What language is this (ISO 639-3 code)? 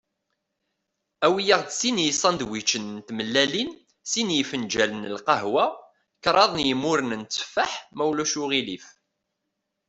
kab